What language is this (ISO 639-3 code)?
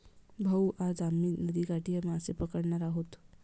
mar